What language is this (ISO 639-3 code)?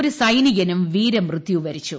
mal